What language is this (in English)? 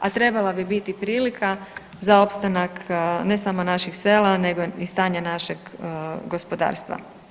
Croatian